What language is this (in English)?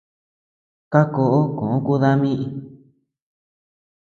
Tepeuxila Cuicatec